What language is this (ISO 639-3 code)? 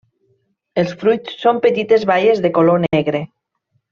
cat